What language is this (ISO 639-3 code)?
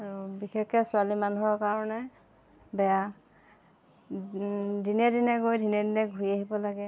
asm